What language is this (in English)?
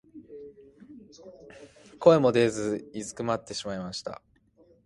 Japanese